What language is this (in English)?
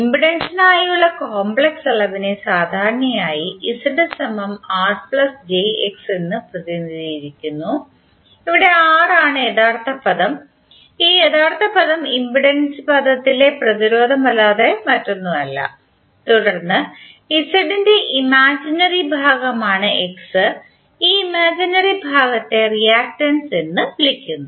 Malayalam